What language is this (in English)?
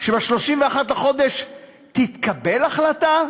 Hebrew